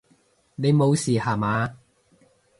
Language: Cantonese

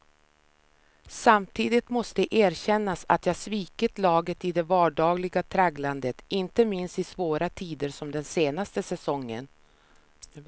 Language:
Swedish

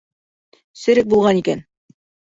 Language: Bashkir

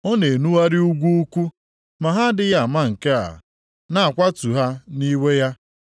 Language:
Igbo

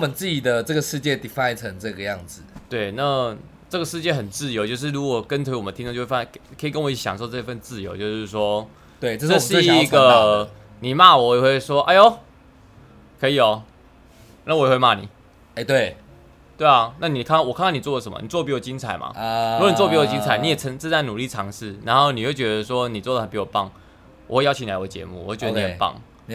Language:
Chinese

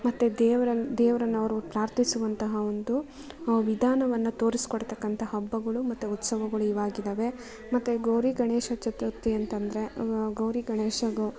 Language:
Kannada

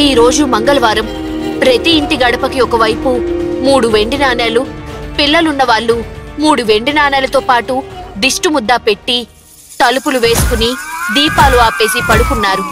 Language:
Telugu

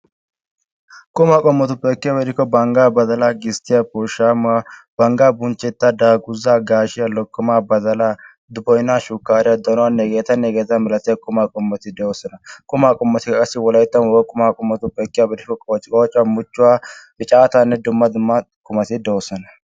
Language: Wolaytta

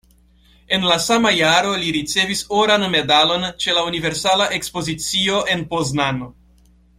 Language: Esperanto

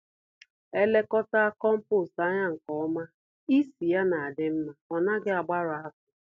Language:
Igbo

